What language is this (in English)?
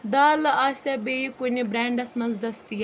Kashmiri